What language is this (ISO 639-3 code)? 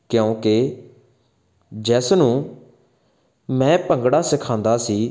pan